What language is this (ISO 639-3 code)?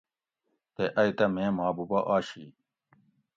gwc